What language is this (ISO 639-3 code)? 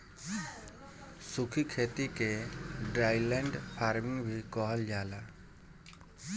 bho